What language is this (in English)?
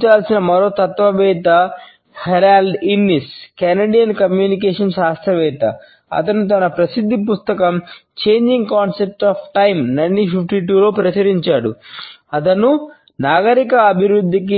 Telugu